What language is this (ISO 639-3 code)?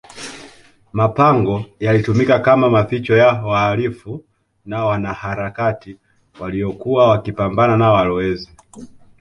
swa